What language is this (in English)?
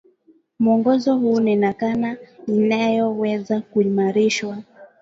Swahili